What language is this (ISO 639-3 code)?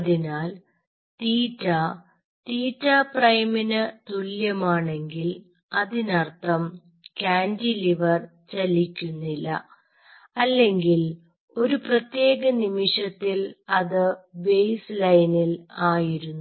mal